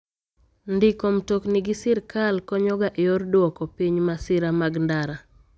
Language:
Luo (Kenya and Tanzania)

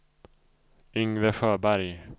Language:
Swedish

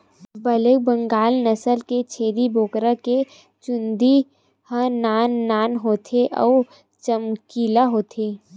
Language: Chhattisgarhi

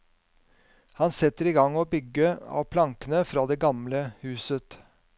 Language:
Norwegian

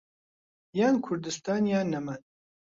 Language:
Central Kurdish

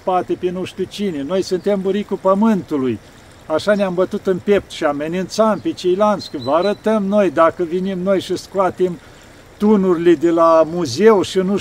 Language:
Romanian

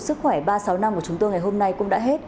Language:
Vietnamese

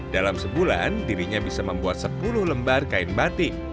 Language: Indonesian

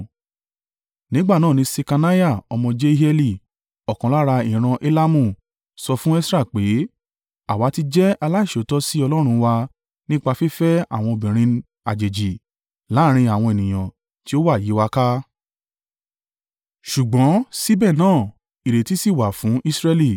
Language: Yoruba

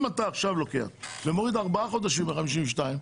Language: Hebrew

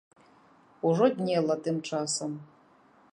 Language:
Belarusian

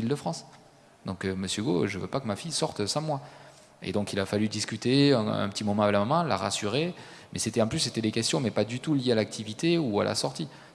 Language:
French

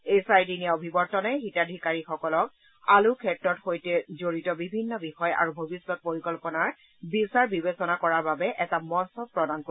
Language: Assamese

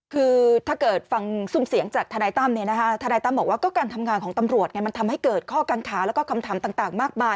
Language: Thai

